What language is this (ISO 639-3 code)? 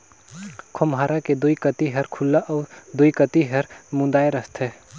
hne